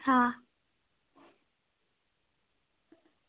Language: Dogri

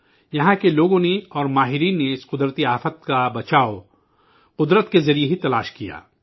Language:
Urdu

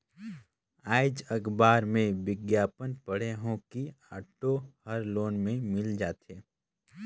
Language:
Chhattisgarhi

